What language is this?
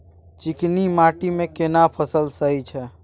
Maithili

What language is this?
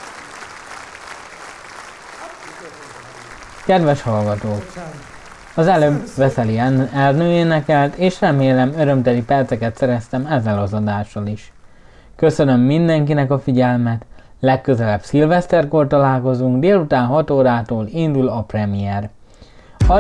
Hungarian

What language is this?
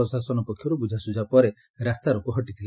Odia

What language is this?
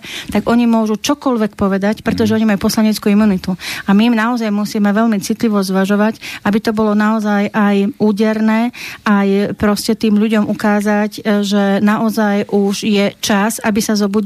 Slovak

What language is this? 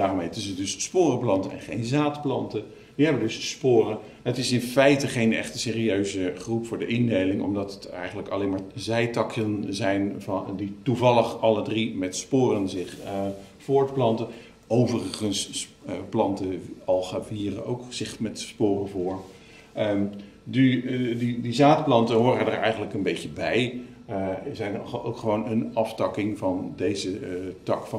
Dutch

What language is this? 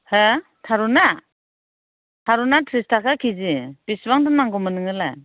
Bodo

